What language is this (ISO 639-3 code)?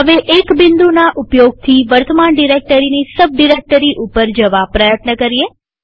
guj